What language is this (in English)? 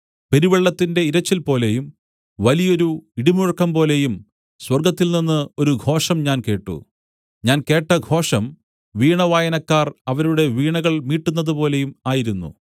Malayalam